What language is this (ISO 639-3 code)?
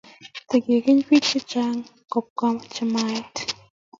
kln